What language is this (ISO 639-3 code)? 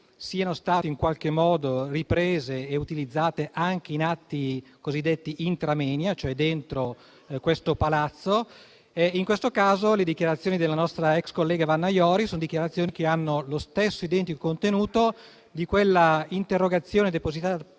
ita